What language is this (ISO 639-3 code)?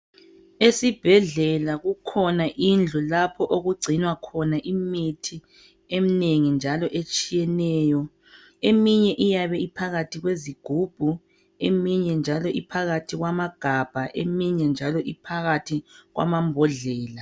nde